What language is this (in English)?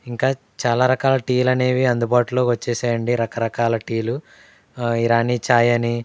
Telugu